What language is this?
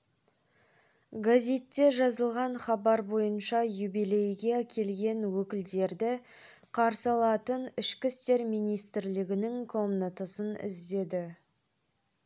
Kazakh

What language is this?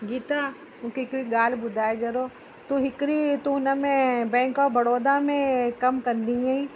Sindhi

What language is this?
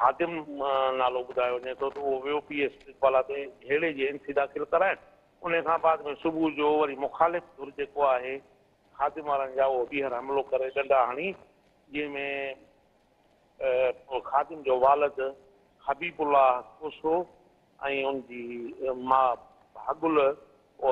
Romanian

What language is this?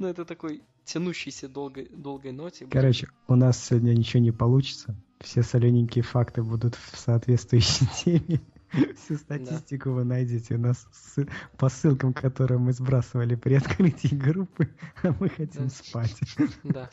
Russian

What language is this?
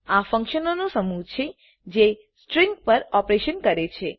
Gujarati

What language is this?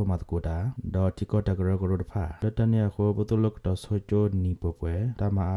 Indonesian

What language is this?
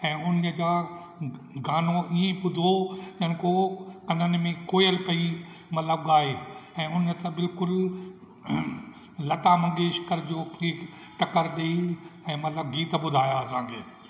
Sindhi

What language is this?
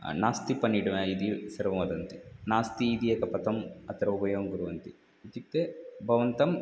Sanskrit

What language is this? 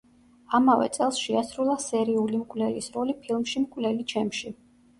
Georgian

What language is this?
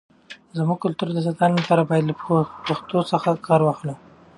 Pashto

